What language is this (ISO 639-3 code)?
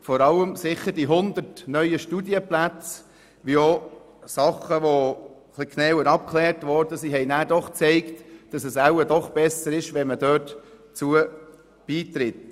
gsw